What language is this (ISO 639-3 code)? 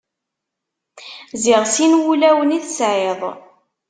kab